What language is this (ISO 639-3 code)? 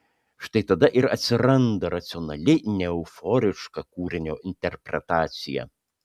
lit